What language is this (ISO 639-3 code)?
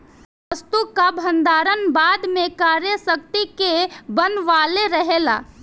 bho